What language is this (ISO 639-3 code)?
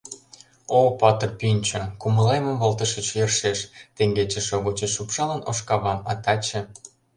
chm